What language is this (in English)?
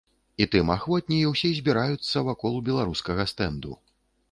Belarusian